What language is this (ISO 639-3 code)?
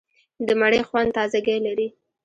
pus